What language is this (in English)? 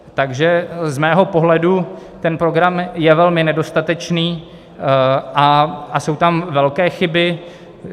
Czech